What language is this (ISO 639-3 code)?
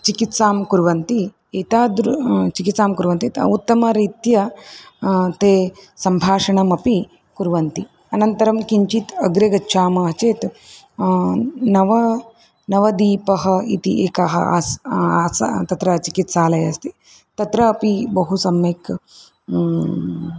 san